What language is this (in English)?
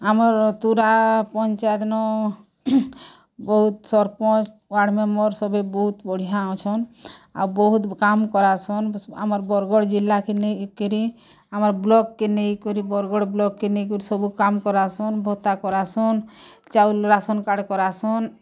Odia